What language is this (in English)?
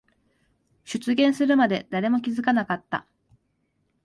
Japanese